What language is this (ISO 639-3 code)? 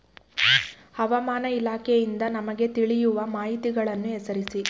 kan